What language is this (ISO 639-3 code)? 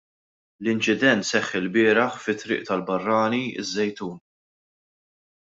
mlt